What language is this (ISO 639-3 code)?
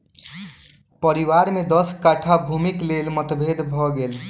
mai